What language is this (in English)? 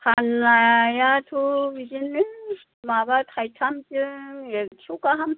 Bodo